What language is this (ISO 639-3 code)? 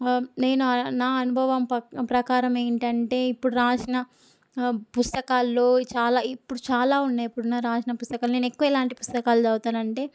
tel